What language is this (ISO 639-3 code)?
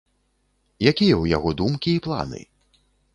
bel